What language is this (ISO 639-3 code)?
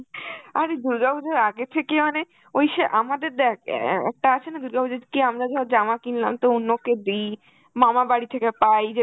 ben